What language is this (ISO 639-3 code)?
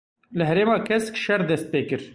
kur